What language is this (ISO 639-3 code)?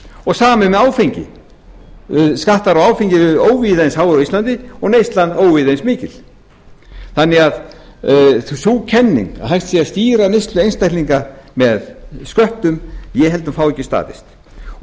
isl